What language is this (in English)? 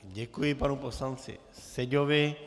Czech